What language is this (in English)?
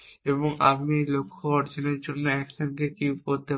Bangla